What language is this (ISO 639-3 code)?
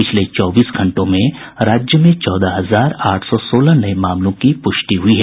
hin